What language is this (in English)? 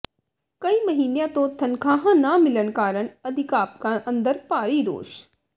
Punjabi